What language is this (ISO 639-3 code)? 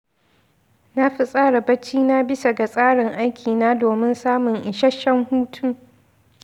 hau